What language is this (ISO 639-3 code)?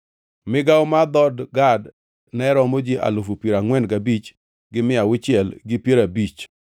luo